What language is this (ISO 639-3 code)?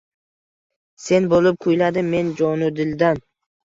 uzb